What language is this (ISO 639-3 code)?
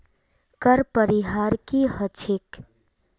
mag